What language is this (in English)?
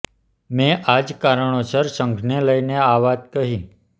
Gujarati